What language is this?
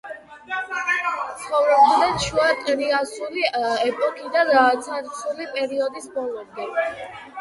Georgian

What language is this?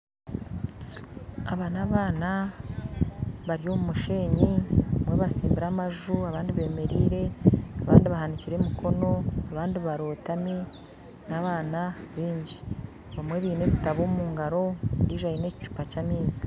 Nyankole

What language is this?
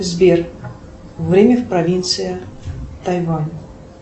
Russian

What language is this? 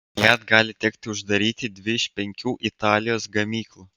Lithuanian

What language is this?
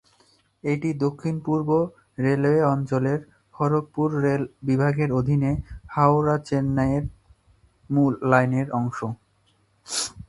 Bangla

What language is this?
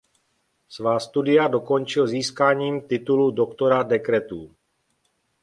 Czech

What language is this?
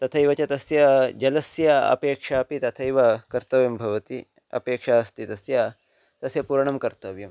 Sanskrit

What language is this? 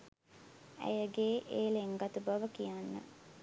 Sinhala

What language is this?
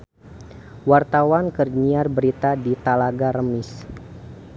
Sundanese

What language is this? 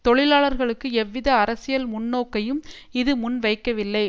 Tamil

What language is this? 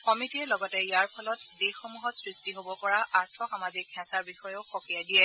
Assamese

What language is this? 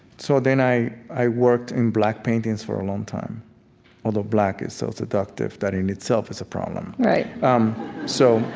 English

